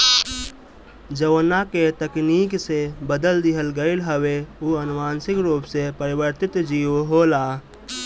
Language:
Bhojpuri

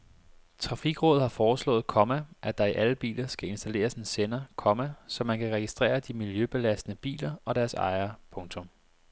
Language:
Danish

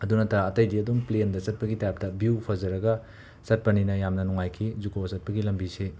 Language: Manipuri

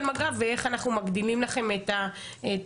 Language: Hebrew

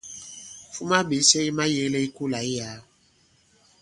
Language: Bankon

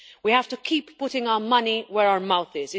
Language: English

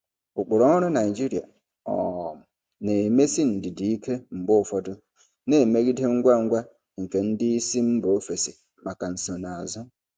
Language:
Igbo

